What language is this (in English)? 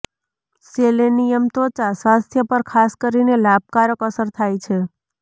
Gujarati